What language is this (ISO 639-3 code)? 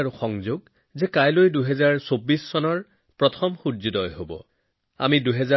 asm